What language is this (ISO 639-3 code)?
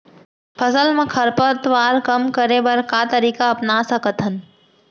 hne